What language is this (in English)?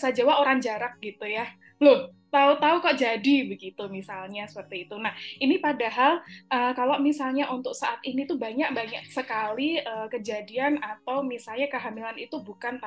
Indonesian